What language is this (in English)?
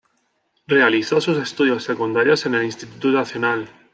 Spanish